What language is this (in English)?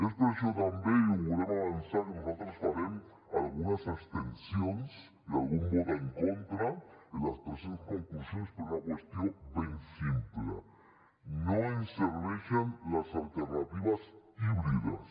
Catalan